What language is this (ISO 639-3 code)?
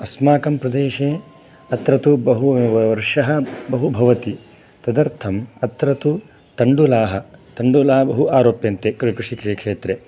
san